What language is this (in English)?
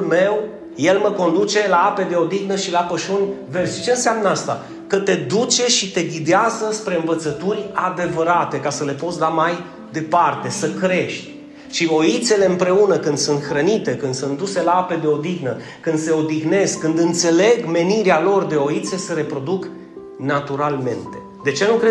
Romanian